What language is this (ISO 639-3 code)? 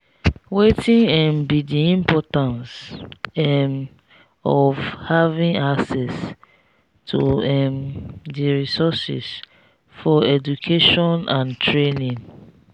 pcm